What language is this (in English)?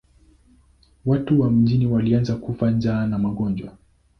Swahili